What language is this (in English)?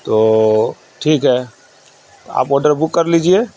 Urdu